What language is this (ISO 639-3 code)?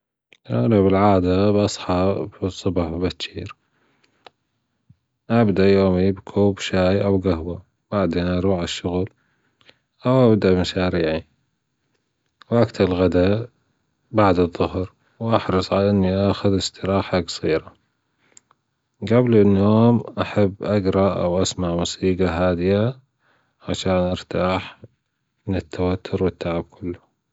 afb